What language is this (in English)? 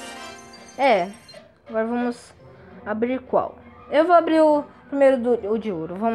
Portuguese